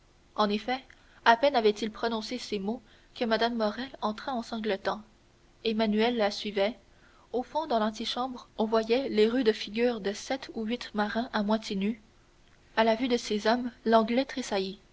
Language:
French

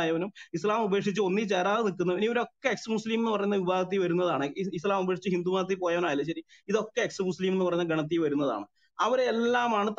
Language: Hindi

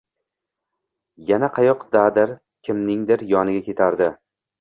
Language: Uzbek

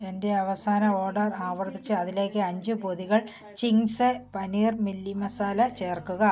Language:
Malayalam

